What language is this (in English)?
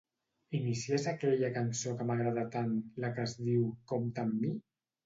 Catalan